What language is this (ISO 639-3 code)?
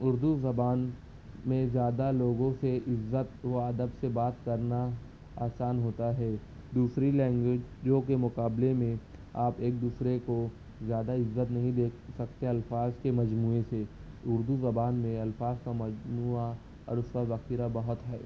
urd